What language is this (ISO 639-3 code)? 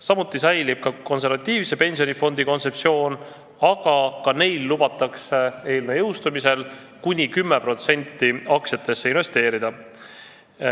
est